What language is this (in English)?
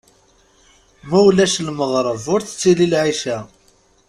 Kabyle